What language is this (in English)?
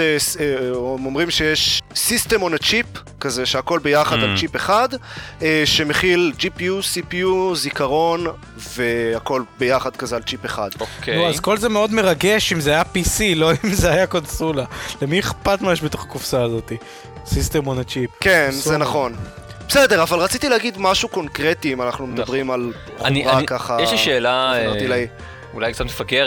Hebrew